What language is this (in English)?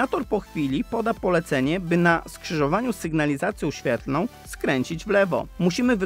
Polish